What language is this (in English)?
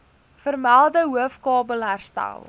Afrikaans